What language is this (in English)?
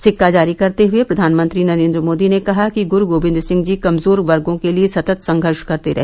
Hindi